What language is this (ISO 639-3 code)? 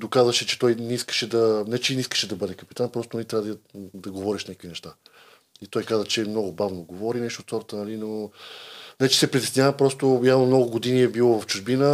bul